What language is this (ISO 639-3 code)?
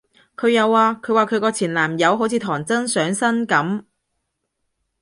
yue